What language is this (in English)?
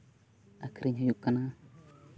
Santali